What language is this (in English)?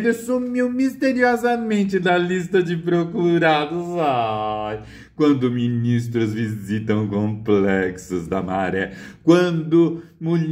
Portuguese